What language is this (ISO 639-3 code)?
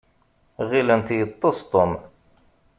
kab